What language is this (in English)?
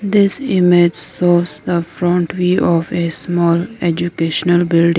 English